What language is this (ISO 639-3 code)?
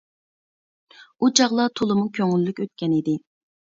uig